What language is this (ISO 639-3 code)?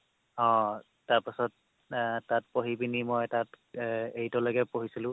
asm